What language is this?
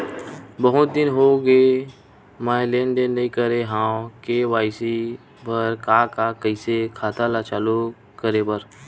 Chhattisgarhi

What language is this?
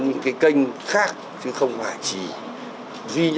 Vietnamese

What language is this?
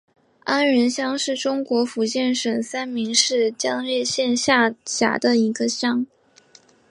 Chinese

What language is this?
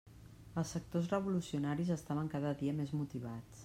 Catalan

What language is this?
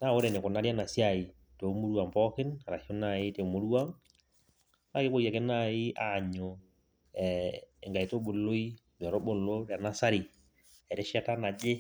Masai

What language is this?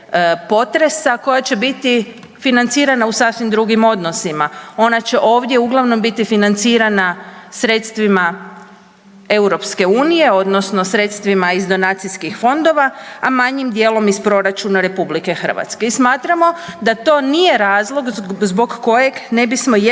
Croatian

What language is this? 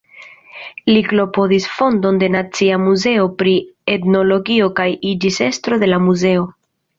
Esperanto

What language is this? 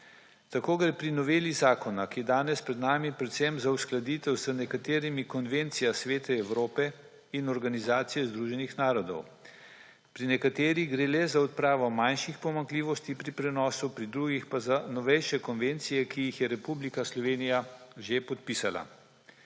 Slovenian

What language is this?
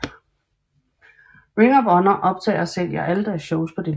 Danish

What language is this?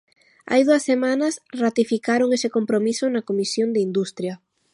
Galician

